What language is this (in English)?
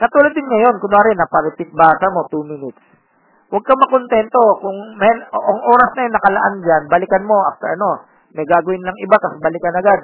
Filipino